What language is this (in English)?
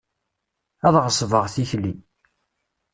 Kabyle